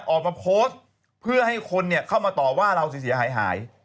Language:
Thai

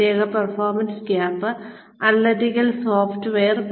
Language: Malayalam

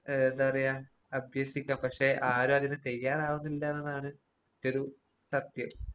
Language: Malayalam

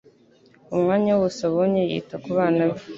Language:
Kinyarwanda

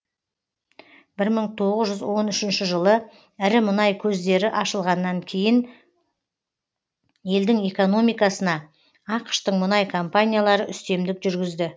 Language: Kazakh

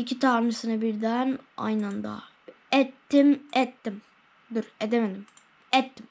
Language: Turkish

